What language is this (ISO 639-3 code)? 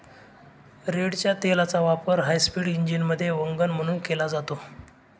mar